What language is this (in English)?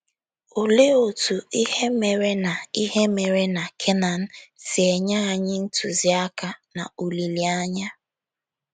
Igbo